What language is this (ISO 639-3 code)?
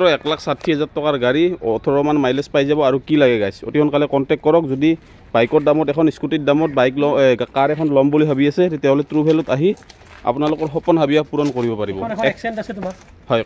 ind